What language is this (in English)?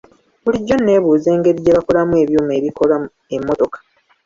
Ganda